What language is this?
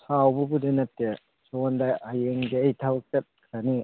Manipuri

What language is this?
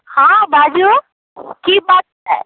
Maithili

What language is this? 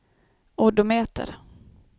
Swedish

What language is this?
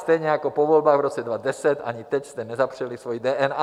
Czech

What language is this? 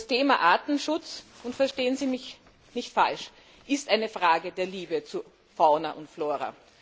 German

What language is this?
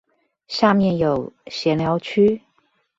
Chinese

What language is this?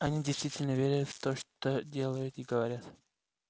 Russian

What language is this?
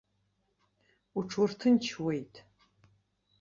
Abkhazian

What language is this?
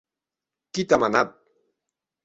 Occitan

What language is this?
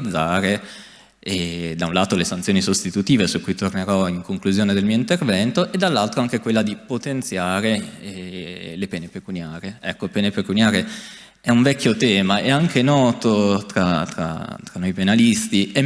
Italian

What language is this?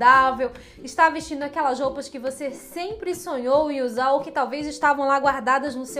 Portuguese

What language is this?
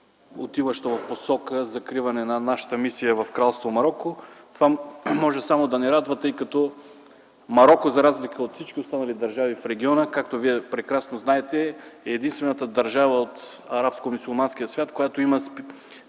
Bulgarian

